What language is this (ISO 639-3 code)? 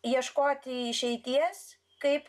lit